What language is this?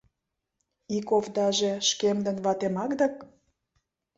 Mari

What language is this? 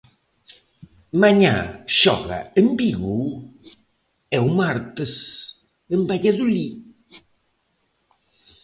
Galician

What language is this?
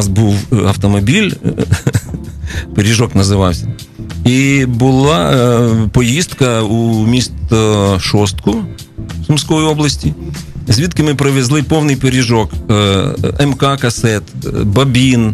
Ukrainian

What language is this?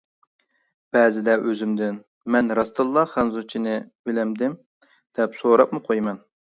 Uyghur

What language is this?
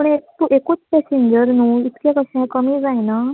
Konkani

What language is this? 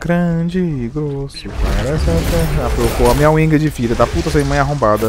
Portuguese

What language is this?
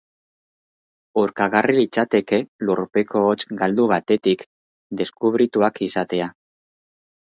Basque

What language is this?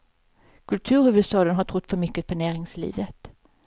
Swedish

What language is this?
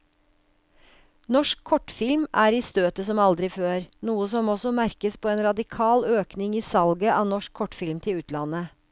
Norwegian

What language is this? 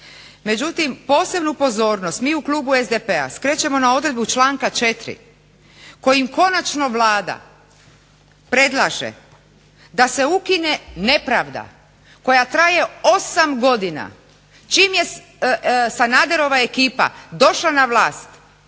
Croatian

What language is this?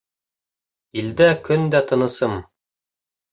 Bashkir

